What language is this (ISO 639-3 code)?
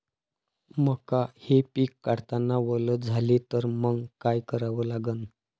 mar